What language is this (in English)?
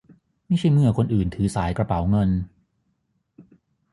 Thai